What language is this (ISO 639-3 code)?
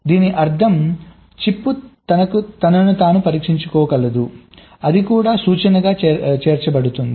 tel